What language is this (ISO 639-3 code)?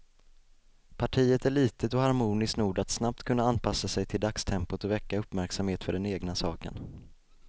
swe